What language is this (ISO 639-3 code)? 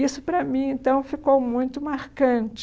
por